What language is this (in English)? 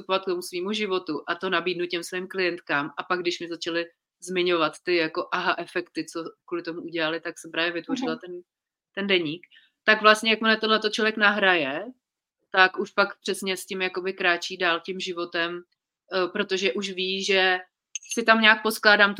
Czech